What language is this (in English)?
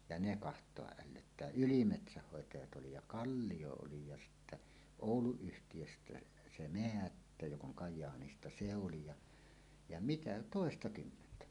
Finnish